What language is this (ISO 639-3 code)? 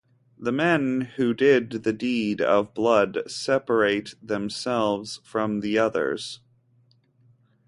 eng